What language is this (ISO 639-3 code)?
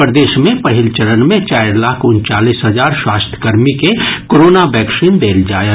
mai